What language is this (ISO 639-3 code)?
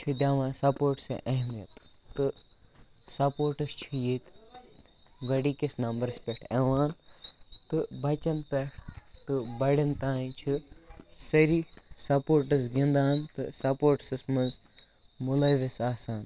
kas